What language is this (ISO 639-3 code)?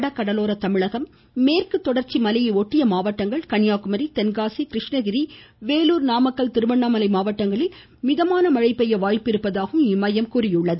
tam